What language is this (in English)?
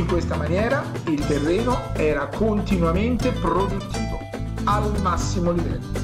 Italian